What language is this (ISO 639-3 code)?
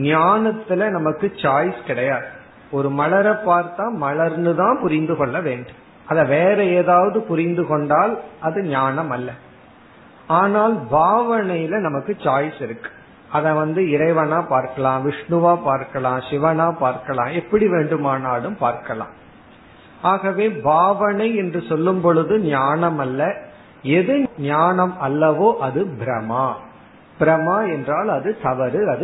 tam